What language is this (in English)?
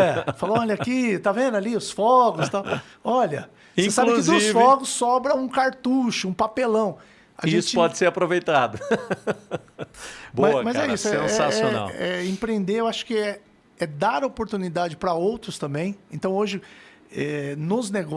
Portuguese